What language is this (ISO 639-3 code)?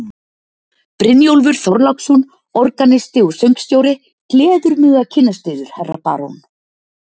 isl